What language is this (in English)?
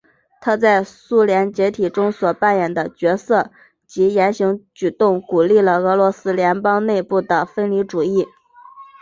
Chinese